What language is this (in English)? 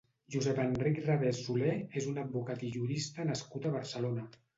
Catalan